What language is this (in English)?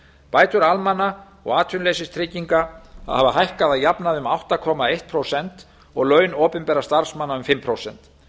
Icelandic